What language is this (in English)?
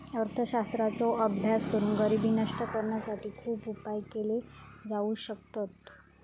Marathi